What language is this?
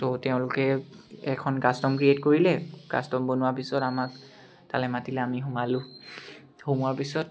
Assamese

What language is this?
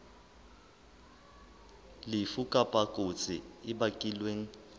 Southern Sotho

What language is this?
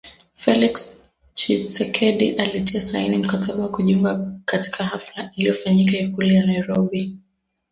Swahili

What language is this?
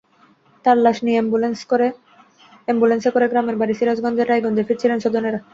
Bangla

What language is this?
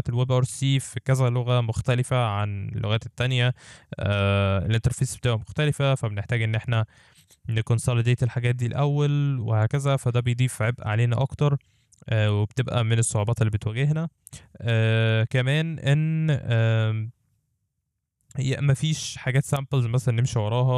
Arabic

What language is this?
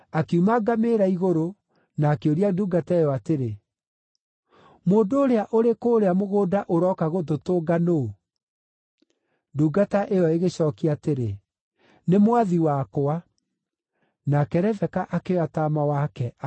Kikuyu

